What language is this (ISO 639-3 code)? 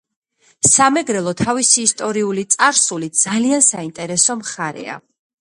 kat